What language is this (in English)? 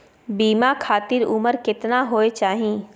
Maithili